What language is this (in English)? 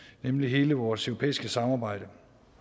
Danish